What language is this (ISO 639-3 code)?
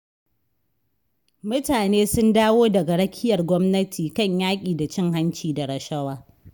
hau